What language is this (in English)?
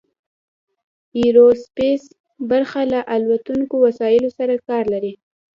Pashto